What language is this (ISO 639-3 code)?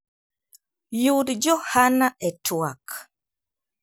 luo